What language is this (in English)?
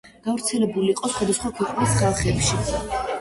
Georgian